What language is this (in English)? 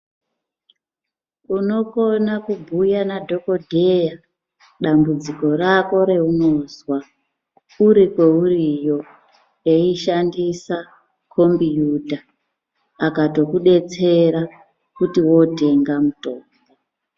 Ndau